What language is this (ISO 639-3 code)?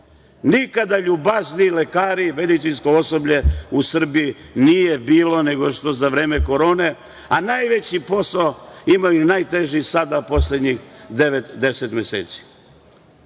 srp